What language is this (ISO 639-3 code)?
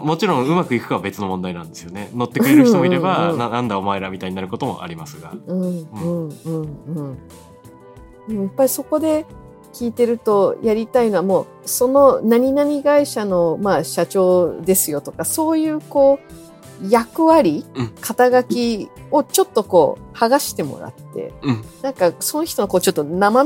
jpn